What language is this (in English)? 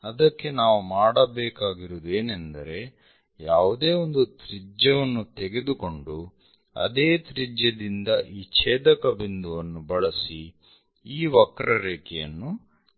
Kannada